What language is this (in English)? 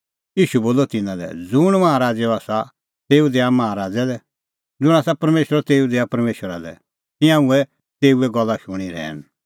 Kullu Pahari